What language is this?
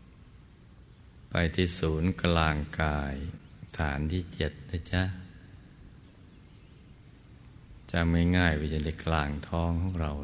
Thai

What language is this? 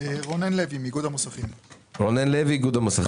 Hebrew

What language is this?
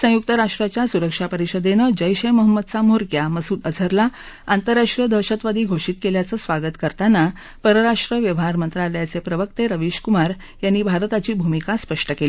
Marathi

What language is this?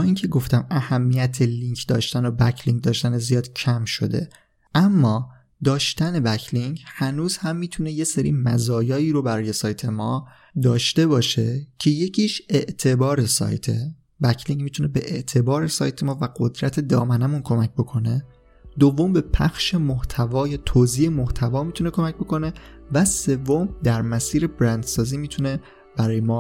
Persian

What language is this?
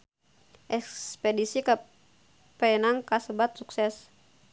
Sundanese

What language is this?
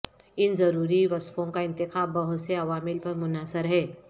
Urdu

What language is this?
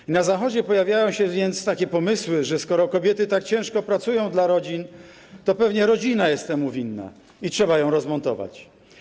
Polish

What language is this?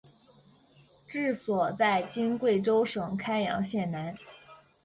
Chinese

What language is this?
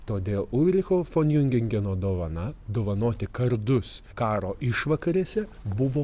Lithuanian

